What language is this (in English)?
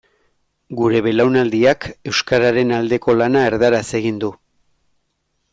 Basque